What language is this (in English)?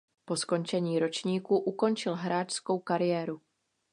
Czech